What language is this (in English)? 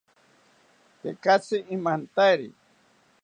South Ucayali Ashéninka